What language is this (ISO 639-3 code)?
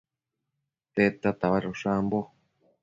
mcf